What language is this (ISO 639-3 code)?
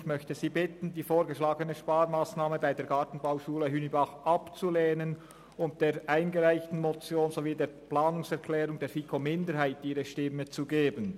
gsw